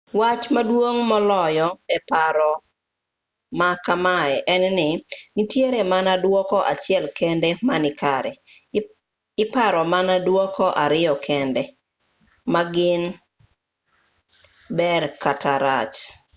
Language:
Luo (Kenya and Tanzania)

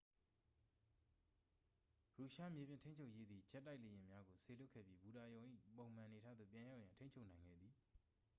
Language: Burmese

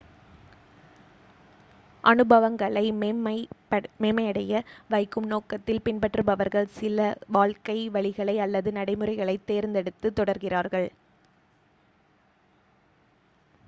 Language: Tamil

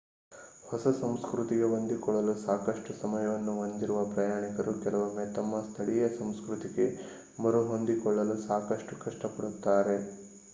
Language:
Kannada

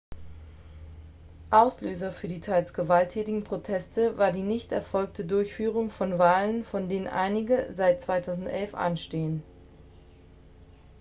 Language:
German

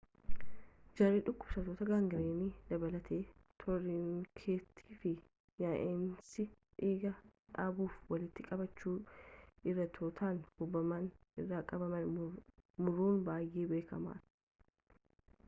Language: Oromo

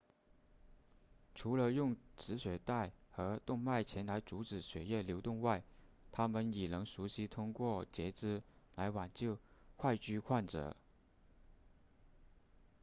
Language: Chinese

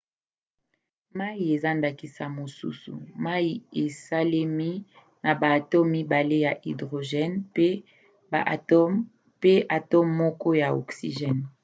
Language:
Lingala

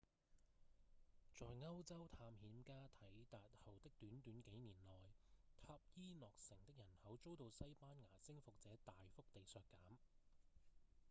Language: Cantonese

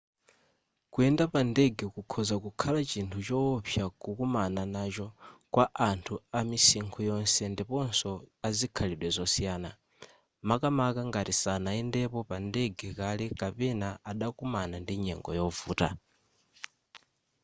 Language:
Nyanja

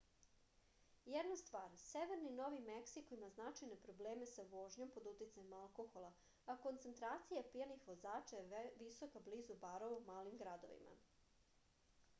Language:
Serbian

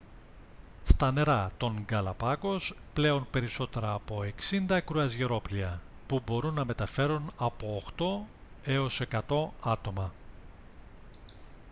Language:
Greek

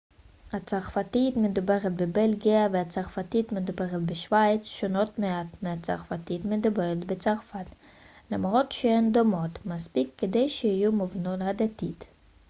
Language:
Hebrew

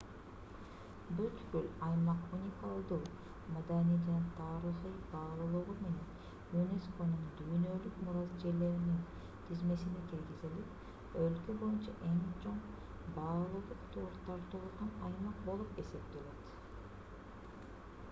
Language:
Kyrgyz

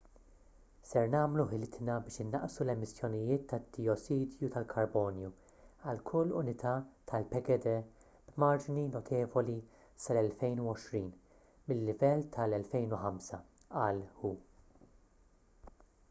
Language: Maltese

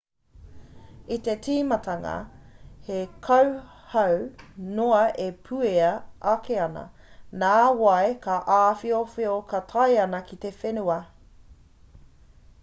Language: Māori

